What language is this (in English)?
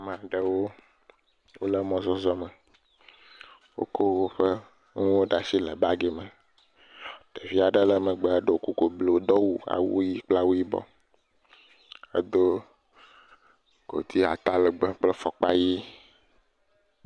Ewe